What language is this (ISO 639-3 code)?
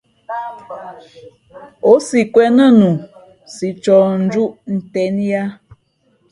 fmp